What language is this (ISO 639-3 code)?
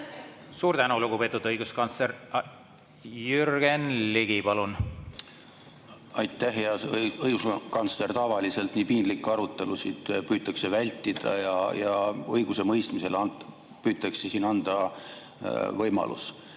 est